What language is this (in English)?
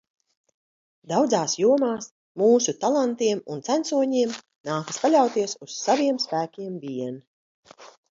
Latvian